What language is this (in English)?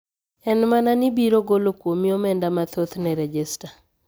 Luo (Kenya and Tanzania)